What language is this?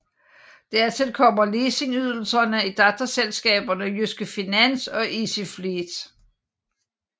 Danish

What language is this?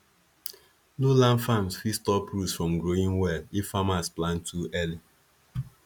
Nigerian Pidgin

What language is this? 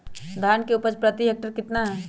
Magahi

